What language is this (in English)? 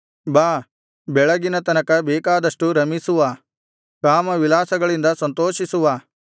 Kannada